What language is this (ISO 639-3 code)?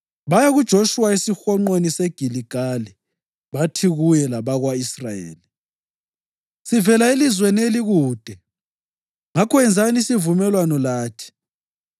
nde